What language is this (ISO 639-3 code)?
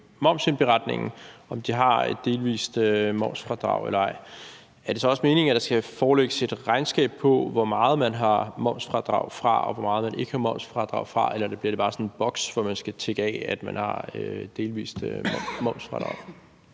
dan